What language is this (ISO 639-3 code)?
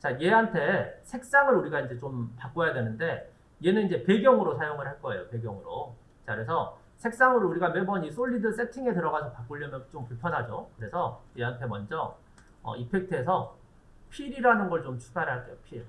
kor